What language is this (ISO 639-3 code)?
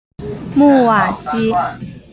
zho